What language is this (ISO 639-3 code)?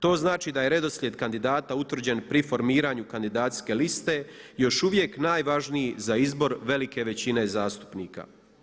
hrv